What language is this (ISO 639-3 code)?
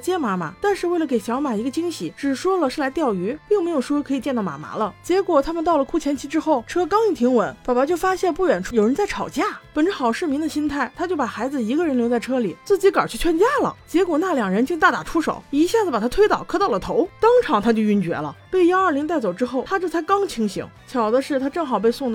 zho